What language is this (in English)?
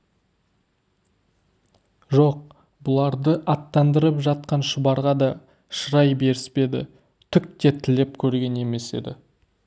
Kazakh